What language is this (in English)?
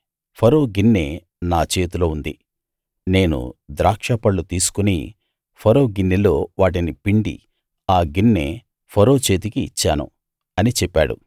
Telugu